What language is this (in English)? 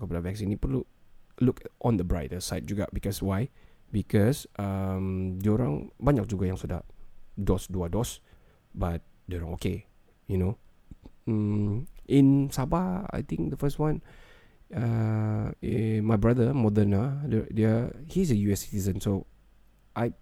Malay